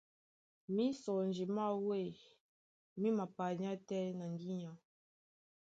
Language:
Duala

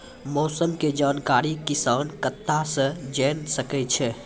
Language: Maithili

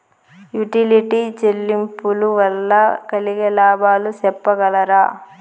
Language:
Telugu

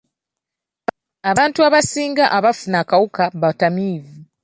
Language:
Ganda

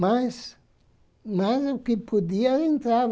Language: Portuguese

